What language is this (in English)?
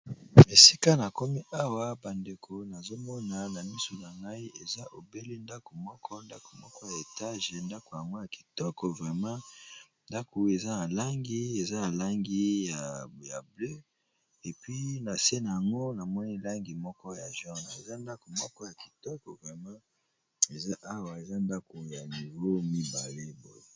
Lingala